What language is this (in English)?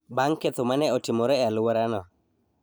Luo (Kenya and Tanzania)